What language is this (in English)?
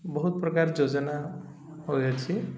Odia